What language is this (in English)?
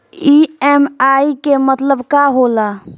Bhojpuri